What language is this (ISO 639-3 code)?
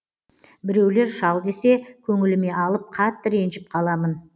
kaz